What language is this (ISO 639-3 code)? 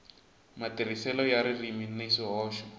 tso